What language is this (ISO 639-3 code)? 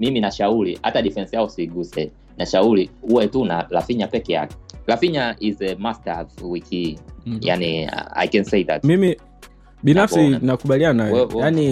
swa